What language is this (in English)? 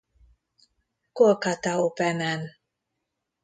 Hungarian